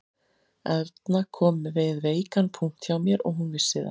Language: Icelandic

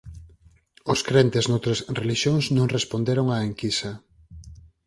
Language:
Galician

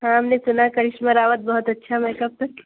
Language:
Urdu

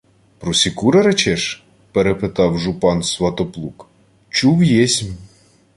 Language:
Ukrainian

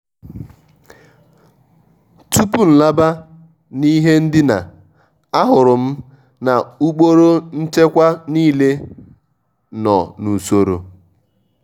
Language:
Igbo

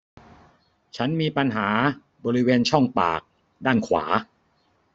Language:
Thai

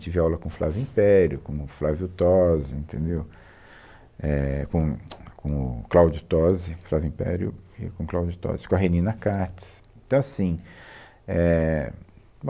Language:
Portuguese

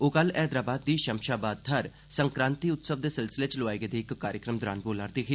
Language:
Dogri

